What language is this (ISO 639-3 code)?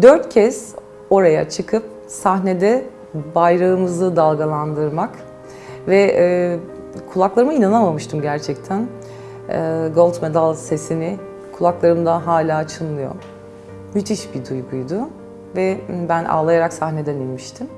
tur